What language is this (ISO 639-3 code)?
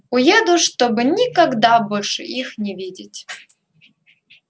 rus